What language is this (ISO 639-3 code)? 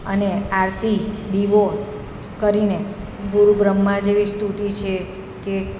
guj